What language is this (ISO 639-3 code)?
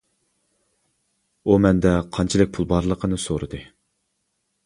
uig